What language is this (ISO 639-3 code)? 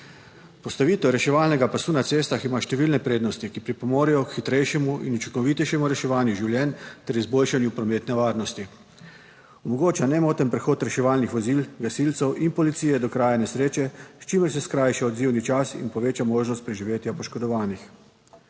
slv